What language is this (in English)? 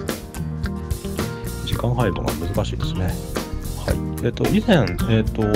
Japanese